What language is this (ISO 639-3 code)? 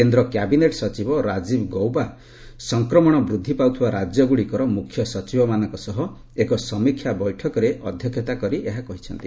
ori